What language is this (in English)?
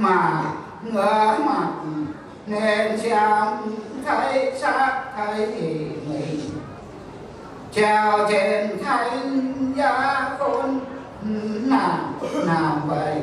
Vietnamese